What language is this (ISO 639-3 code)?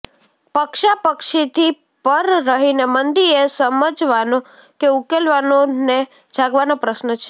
guj